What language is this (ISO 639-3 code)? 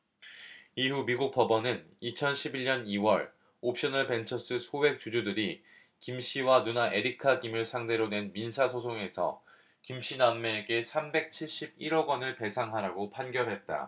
kor